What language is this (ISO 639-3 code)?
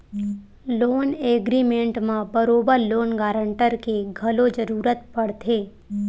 hne